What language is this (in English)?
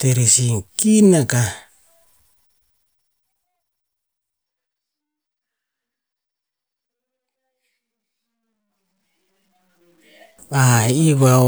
Tinputz